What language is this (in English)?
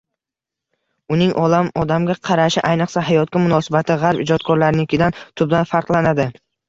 Uzbek